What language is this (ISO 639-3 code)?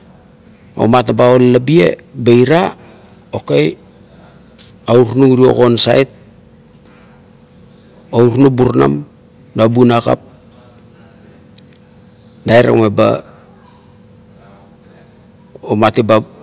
kto